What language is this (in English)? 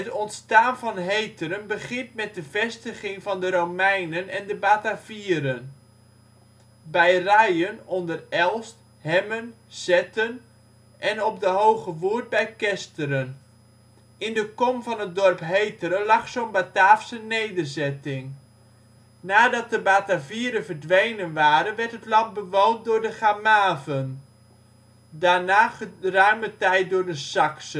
Dutch